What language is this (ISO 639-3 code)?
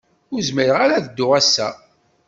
kab